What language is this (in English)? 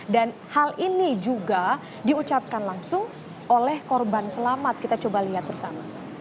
Indonesian